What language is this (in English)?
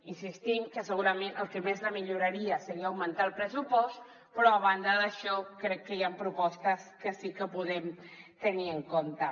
Catalan